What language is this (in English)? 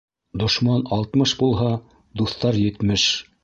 Bashkir